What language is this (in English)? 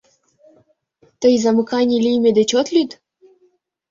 Mari